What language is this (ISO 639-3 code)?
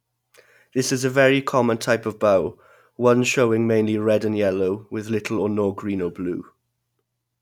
eng